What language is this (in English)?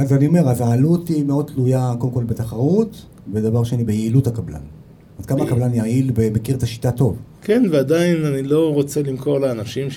Hebrew